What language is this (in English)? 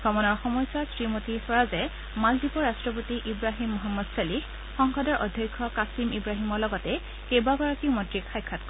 Assamese